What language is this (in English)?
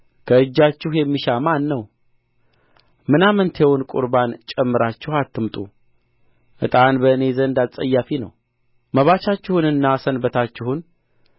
Amharic